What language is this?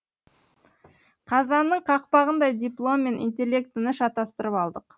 Kazakh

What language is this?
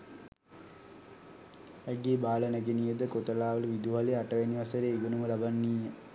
Sinhala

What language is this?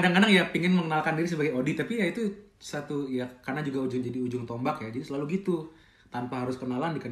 Indonesian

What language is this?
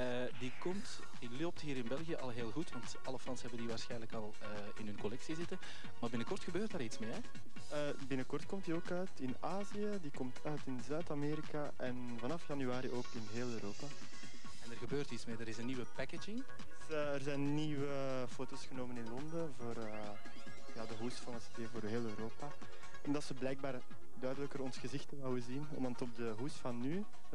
Dutch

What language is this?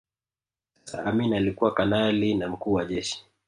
Swahili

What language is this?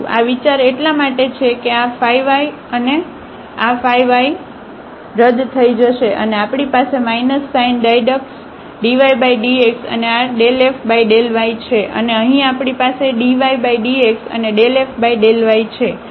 Gujarati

